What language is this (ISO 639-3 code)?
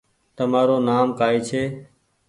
gig